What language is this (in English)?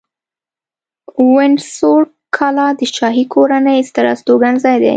Pashto